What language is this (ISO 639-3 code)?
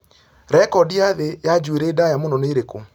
kik